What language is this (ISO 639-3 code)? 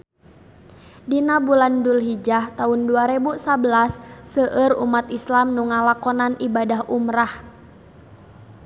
sun